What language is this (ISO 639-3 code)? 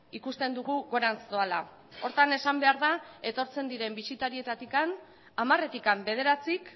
eus